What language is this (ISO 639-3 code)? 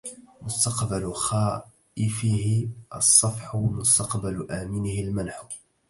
ara